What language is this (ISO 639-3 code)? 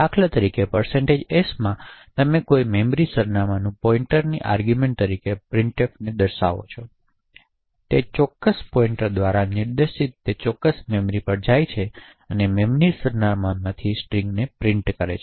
guj